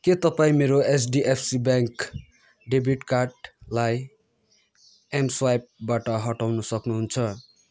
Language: Nepali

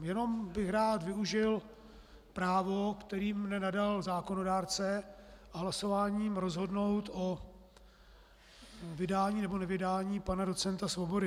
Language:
Czech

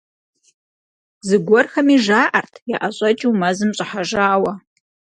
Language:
Kabardian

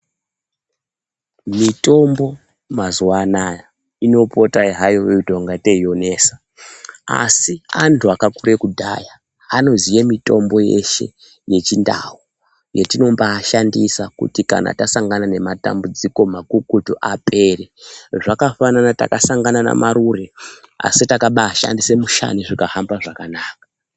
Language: Ndau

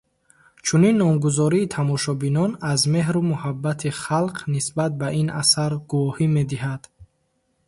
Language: Tajik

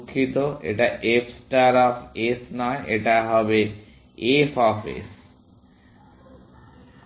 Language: Bangla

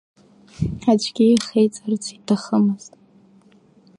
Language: Abkhazian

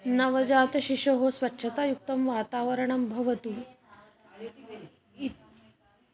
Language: Sanskrit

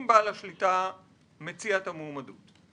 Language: Hebrew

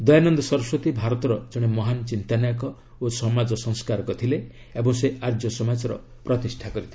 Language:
Odia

